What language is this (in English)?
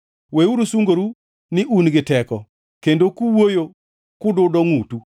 Luo (Kenya and Tanzania)